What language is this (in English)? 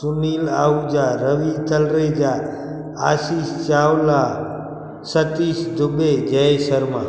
Sindhi